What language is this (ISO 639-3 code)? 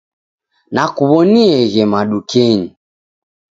dav